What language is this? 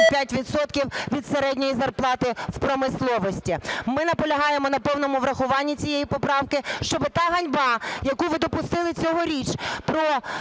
Ukrainian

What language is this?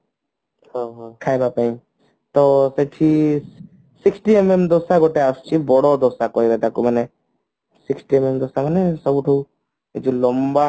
Odia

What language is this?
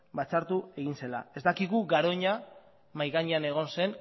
Basque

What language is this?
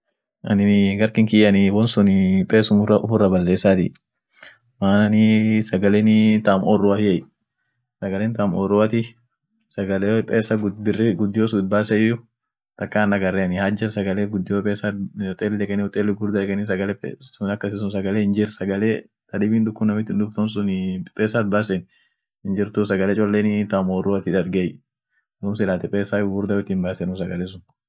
Orma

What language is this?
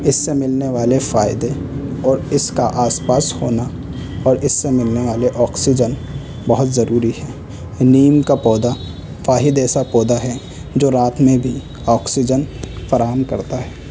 Urdu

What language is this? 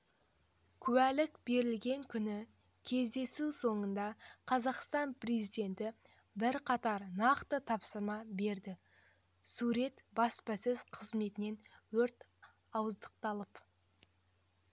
Kazakh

